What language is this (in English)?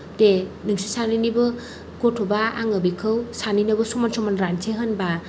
Bodo